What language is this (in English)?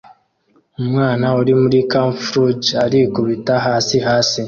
Kinyarwanda